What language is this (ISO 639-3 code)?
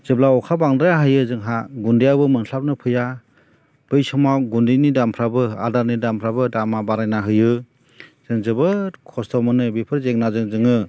brx